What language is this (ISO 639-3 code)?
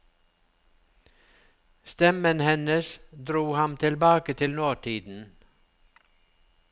nor